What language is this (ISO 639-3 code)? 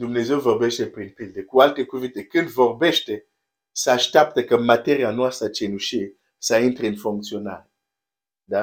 ron